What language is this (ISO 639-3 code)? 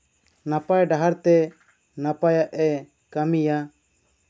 sat